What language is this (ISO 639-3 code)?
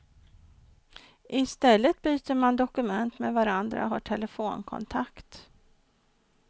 swe